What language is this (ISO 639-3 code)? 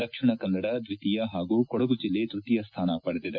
kan